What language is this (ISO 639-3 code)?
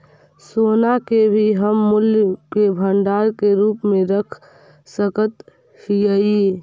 mag